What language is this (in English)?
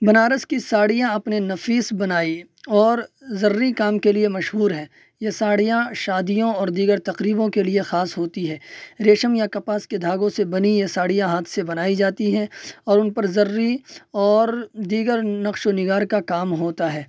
Urdu